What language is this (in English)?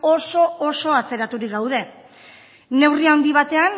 Basque